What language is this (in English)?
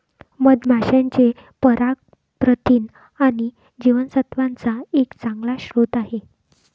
Marathi